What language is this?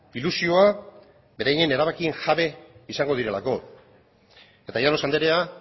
Basque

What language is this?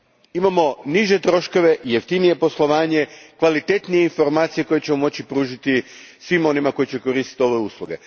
Croatian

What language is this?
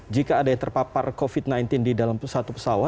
Indonesian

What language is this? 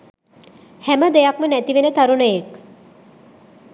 Sinhala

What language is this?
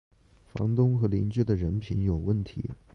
Chinese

